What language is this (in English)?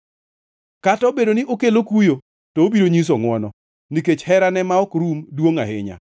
Luo (Kenya and Tanzania)